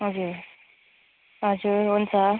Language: Nepali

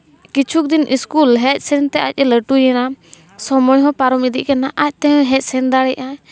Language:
Santali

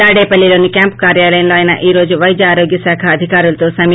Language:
Telugu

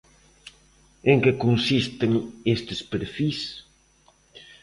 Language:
Galician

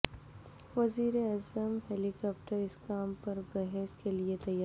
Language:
Urdu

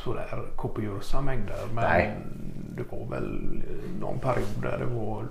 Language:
Swedish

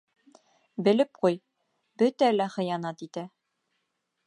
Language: Bashkir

